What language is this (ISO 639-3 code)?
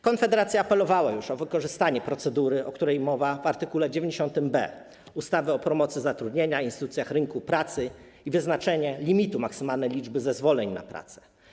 pol